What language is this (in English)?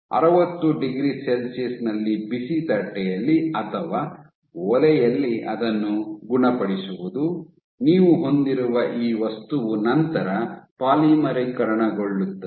Kannada